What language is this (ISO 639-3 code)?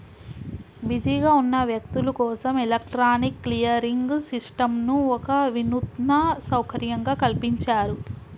tel